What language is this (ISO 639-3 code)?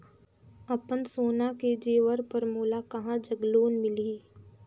hne